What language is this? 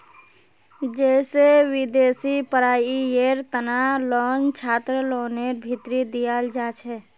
Magahi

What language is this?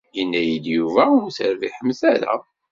Kabyle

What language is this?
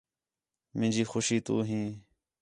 Khetrani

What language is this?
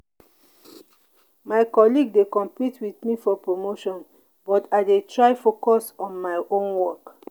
Nigerian Pidgin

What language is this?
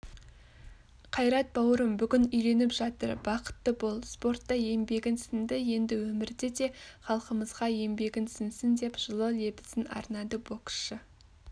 Kazakh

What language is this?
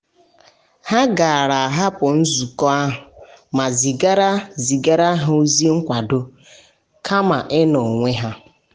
Igbo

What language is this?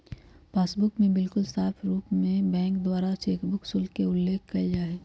Magahi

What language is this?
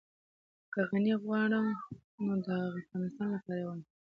Pashto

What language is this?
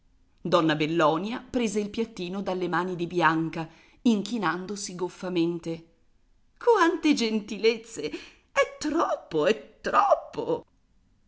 Italian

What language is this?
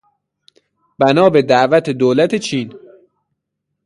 Persian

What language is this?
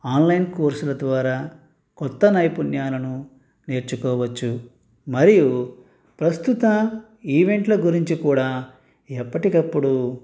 Telugu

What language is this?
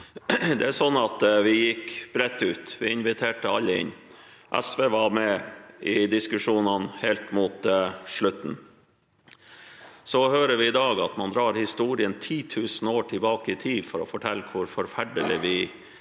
Norwegian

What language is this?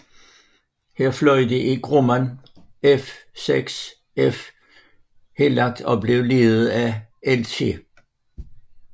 Danish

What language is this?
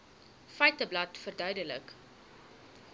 Afrikaans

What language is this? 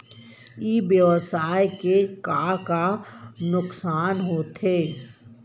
Chhattisgarhi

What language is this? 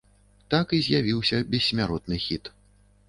Belarusian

